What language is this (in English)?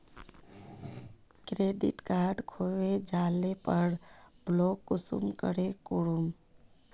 Magahi